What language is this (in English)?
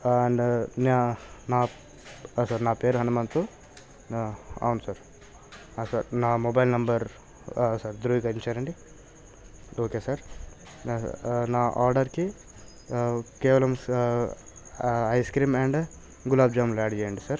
Telugu